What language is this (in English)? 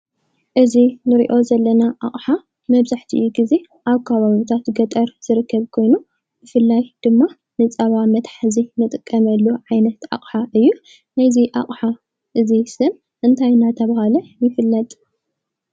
Tigrinya